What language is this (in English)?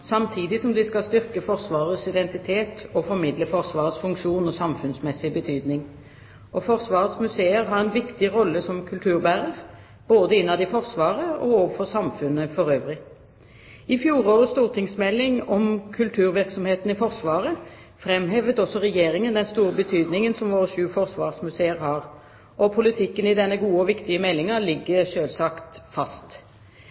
Norwegian Bokmål